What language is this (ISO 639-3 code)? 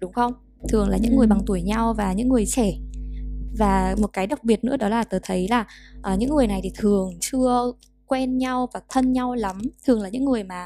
vie